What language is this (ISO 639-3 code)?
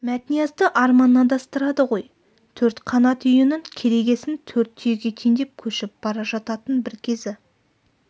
kaz